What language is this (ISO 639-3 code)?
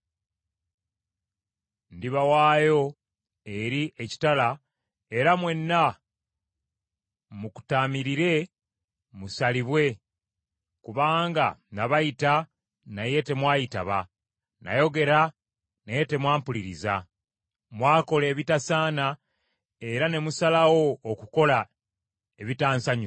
lug